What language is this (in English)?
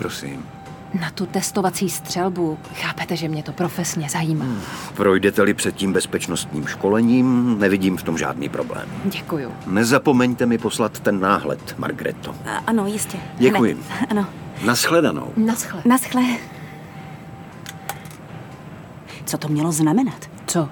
Czech